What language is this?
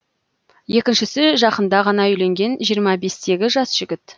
Kazakh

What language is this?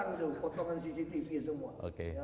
Indonesian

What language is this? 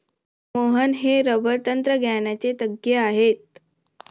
Marathi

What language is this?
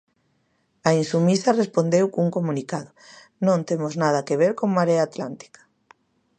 Galician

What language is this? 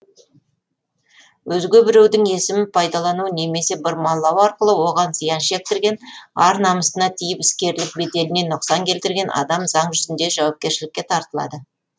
Kazakh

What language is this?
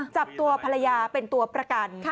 Thai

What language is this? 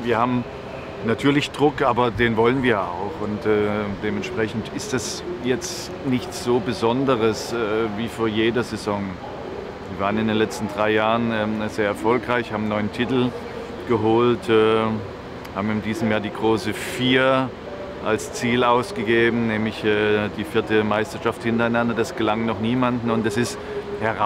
German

